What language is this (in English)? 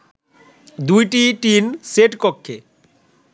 Bangla